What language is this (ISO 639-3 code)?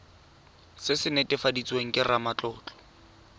tsn